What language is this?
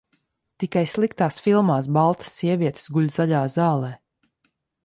Latvian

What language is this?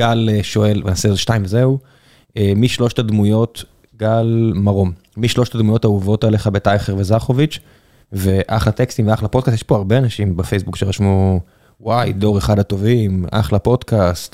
Hebrew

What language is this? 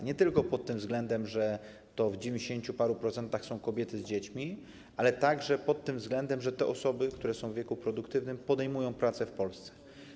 Polish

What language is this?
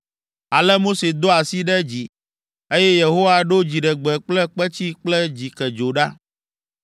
Ewe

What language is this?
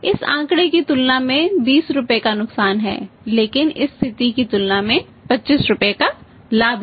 Hindi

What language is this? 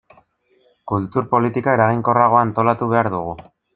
Basque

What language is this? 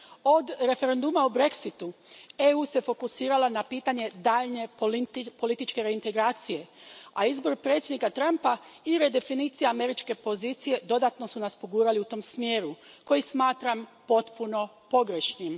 Croatian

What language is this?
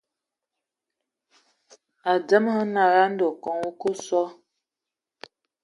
Ewondo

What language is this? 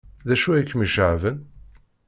Kabyle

